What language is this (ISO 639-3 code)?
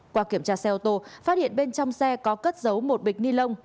vie